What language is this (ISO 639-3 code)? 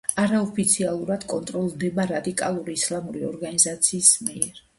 kat